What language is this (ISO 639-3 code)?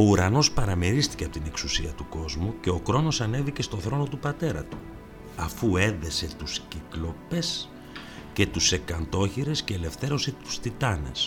ell